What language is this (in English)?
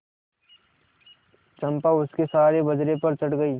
Hindi